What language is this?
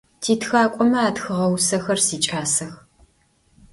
Adyghe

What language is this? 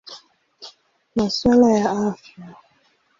Swahili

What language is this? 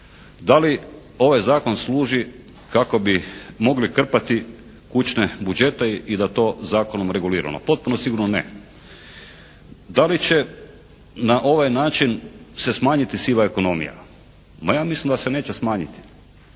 Croatian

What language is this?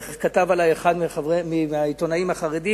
Hebrew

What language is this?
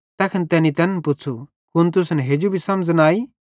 Bhadrawahi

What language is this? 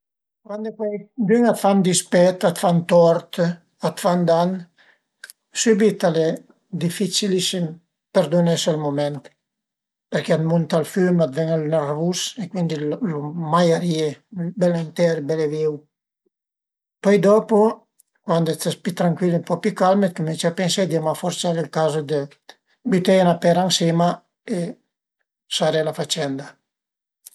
Piedmontese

